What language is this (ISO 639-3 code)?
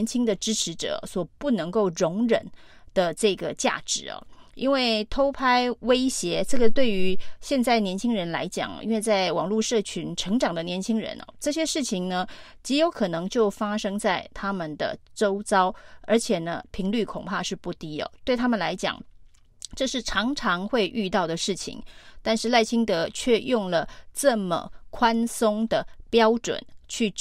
zho